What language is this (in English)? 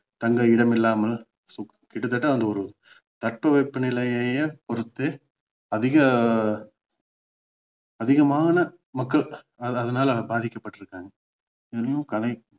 Tamil